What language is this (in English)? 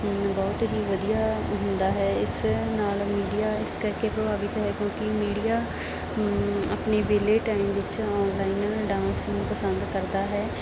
Punjabi